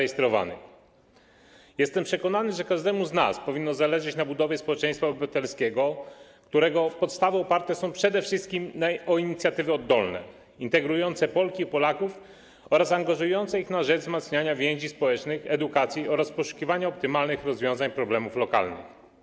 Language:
Polish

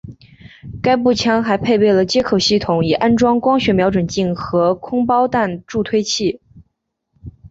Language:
Chinese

